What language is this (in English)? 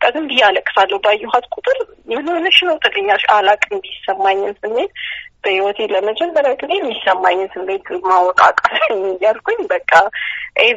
Amharic